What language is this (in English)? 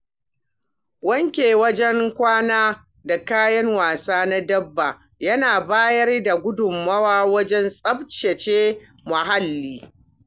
Hausa